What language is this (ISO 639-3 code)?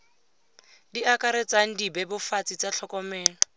tsn